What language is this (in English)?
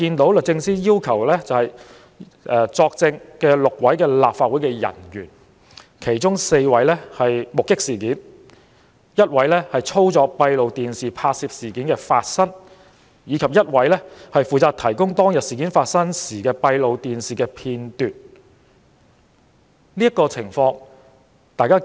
Cantonese